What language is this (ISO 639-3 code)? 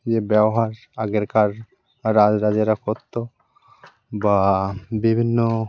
ben